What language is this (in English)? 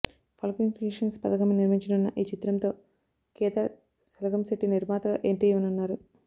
Telugu